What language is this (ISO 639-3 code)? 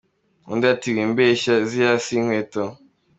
kin